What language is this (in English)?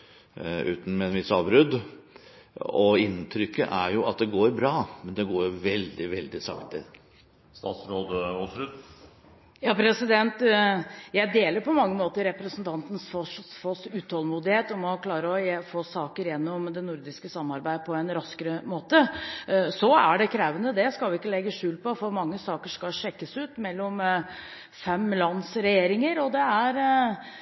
Norwegian Bokmål